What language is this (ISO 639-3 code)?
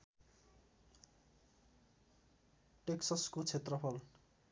nep